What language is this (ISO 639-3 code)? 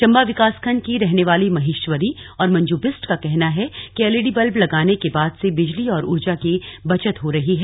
hin